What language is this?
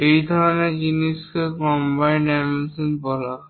Bangla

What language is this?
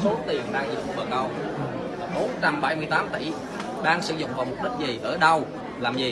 Vietnamese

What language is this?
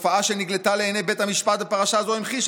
Hebrew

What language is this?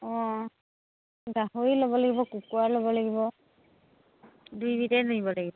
Assamese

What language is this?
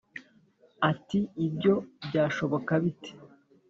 Kinyarwanda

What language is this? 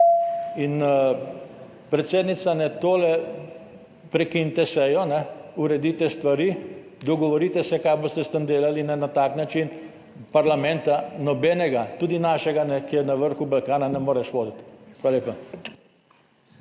Slovenian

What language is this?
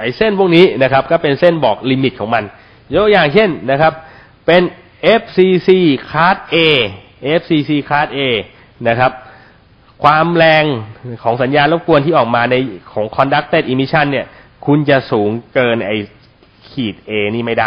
Thai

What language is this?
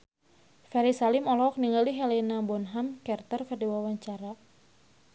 Sundanese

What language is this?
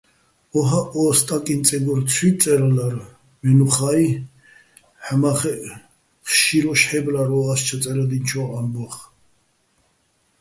Bats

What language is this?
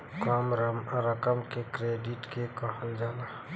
Bhojpuri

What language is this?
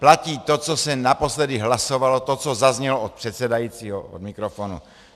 Czech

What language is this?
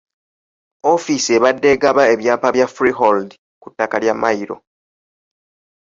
Ganda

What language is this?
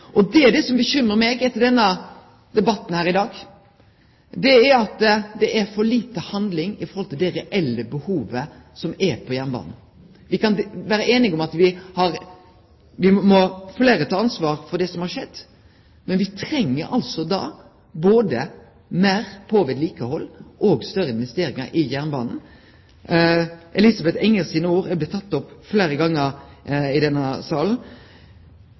Norwegian Nynorsk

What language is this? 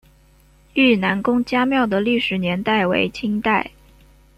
Chinese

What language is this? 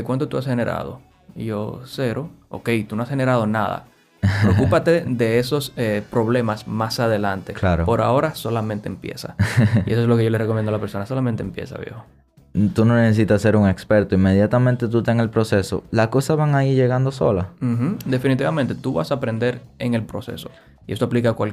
Spanish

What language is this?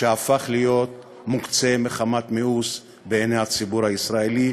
Hebrew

